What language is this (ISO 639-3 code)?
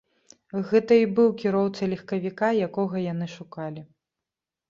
bel